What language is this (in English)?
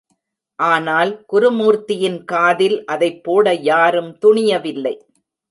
Tamil